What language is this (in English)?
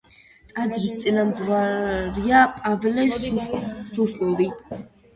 Georgian